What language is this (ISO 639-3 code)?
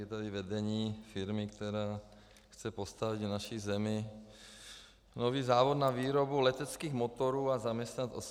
ces